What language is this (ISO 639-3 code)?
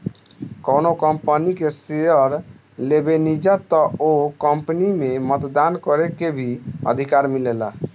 bho